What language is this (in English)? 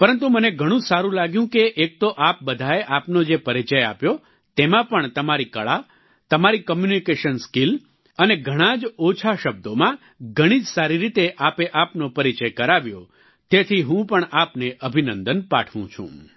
Gujarati